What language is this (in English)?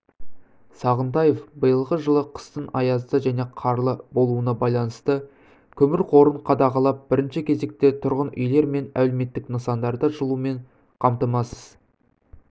Kazakh